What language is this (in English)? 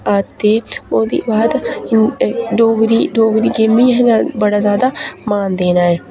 Dogri